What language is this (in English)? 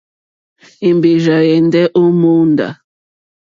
Mokpwe